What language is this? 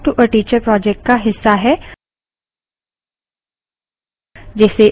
Hindi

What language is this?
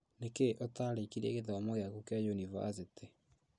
Kikuyu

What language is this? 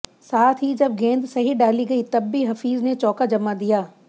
Hindi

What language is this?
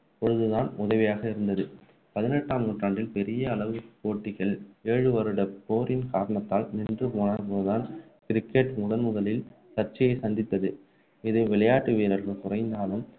Tamil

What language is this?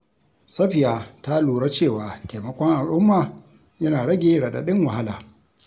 Hausa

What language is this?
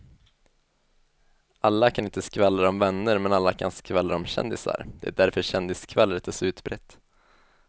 Swedish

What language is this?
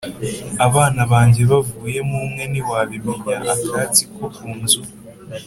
Kinyarwanda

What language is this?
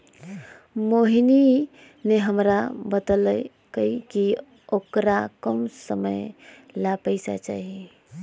Magahi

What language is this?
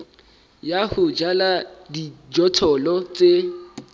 Southern Sotho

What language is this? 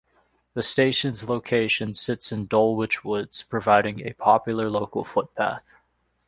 English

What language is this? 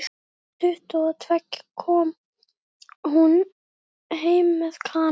Icelandic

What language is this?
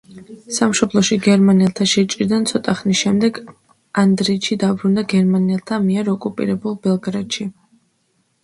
Georgian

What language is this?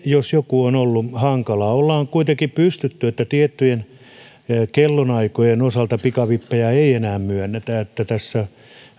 Finnish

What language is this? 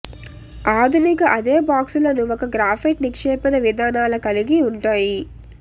Telugu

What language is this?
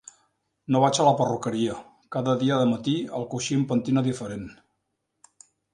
Catalan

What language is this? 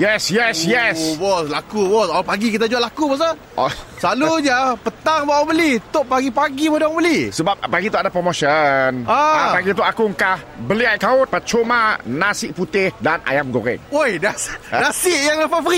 Malay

